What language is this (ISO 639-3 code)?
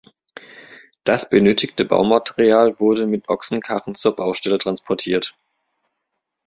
deu